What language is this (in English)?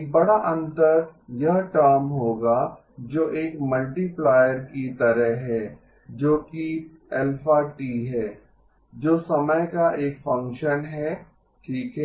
Hindi